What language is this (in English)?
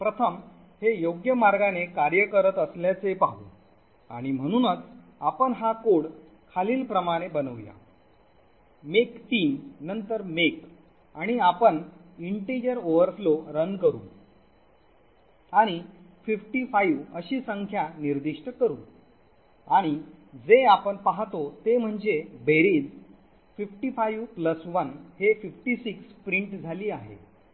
Marathi